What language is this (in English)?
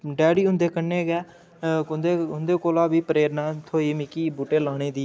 Dogri